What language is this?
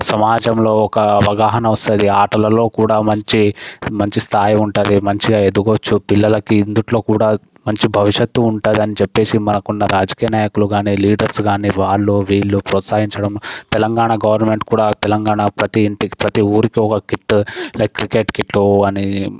Telugu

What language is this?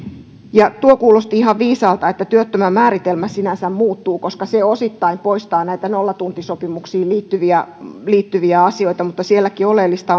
Finnish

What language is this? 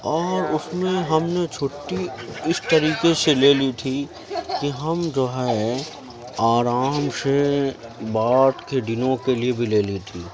Urdu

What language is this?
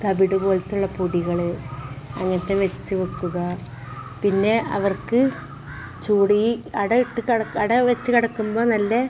Malayalam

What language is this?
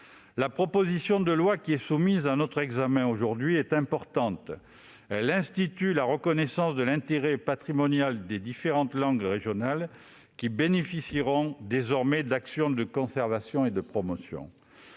French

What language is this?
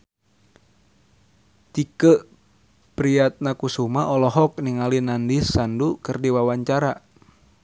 Sundanese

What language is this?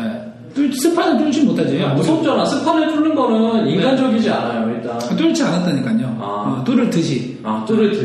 Korean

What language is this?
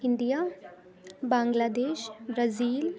Urdu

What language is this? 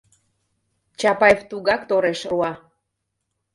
Mari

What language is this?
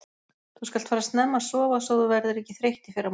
Icelandic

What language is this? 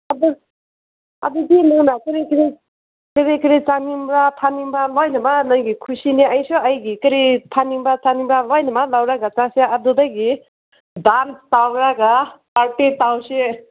Manipuri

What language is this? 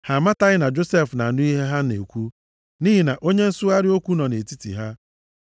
Igbo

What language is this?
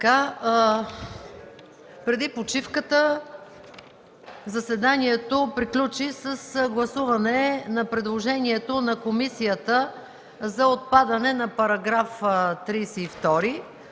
Bulgarian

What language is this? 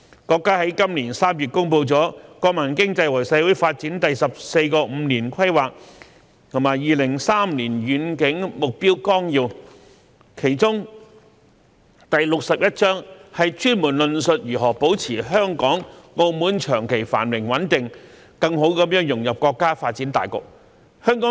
Cantonese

